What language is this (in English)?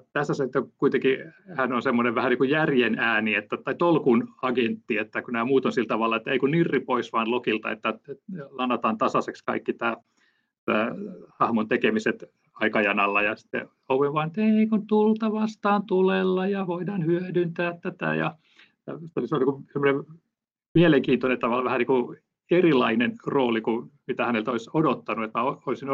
Finnish